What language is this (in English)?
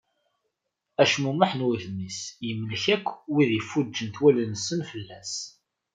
Kabyle